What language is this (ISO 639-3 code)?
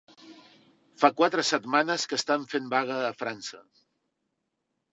cat